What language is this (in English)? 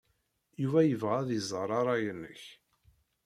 Kabyle